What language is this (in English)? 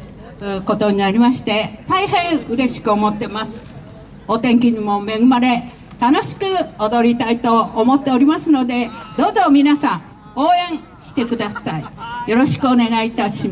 Japanese